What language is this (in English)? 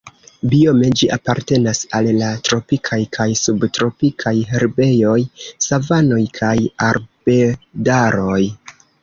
Esperanto